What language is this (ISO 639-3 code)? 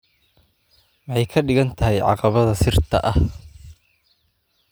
som